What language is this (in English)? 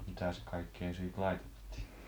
Finnish